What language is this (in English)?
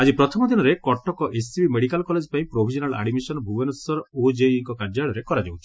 Odia